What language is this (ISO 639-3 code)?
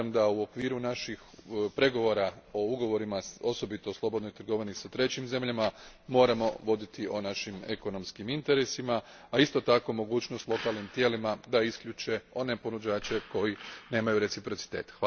hrv